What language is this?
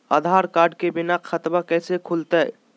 Magahi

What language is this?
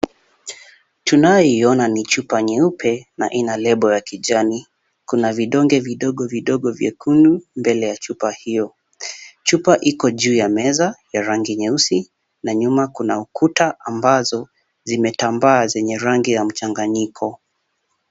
Swahili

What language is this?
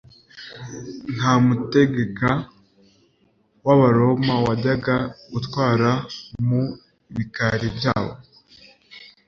Kinyarwanda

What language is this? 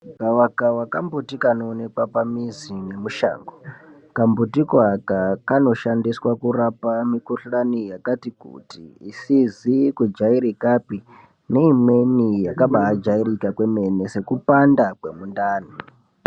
Ndau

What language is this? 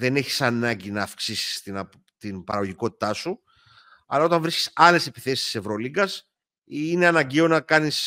Greek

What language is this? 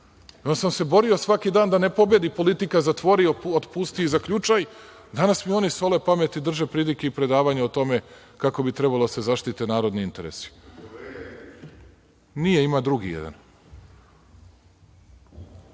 Serbian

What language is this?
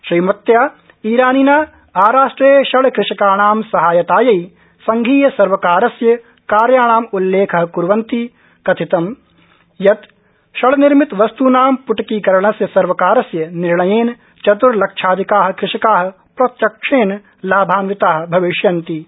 Sanskrit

